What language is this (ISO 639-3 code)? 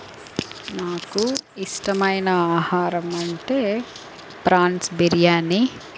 tel